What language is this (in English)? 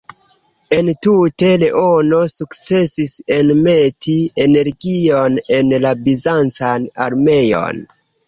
Esperanto